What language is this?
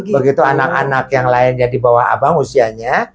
Indonesian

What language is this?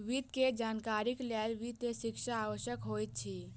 Maithili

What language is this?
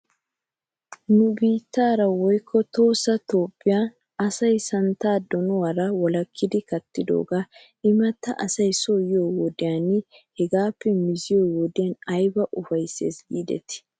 Wolaytta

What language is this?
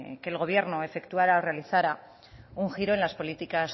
Spanish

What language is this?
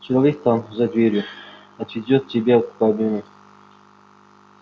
Russian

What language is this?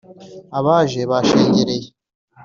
Kinyarwanda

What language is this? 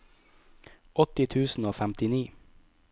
Norwegian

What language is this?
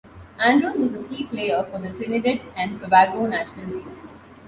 English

